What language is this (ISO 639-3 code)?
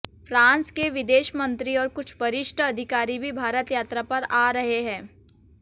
hin